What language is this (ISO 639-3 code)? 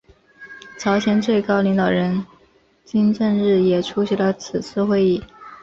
zho